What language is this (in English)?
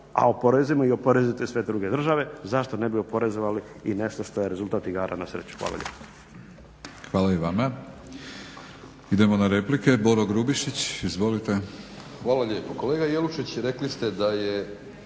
Croatian